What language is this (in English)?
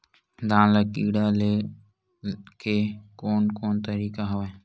Chhattisgarhi